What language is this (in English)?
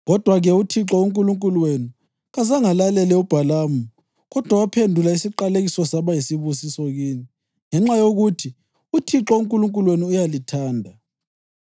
North Ndebele